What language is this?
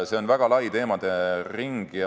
Estonian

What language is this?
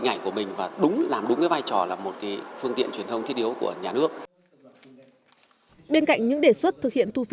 Vietnamese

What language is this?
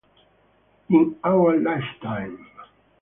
Italian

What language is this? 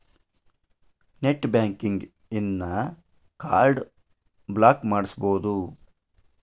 Kannada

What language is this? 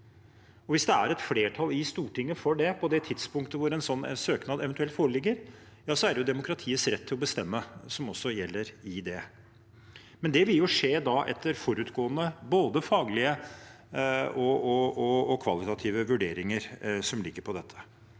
Norwegian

